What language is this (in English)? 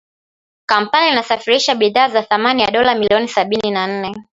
Swahili